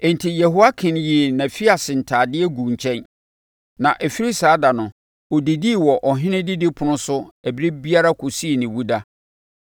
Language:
Akan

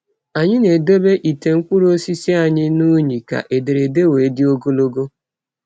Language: Igbo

